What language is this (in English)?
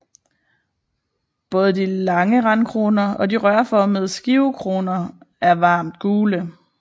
Danish